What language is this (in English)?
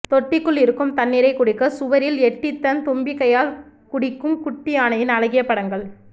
Tamil